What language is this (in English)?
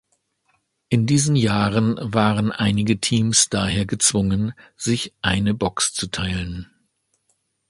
German